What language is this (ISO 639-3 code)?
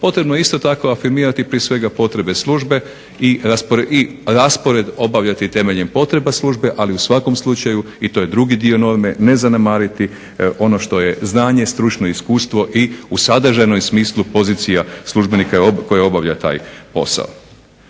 hrv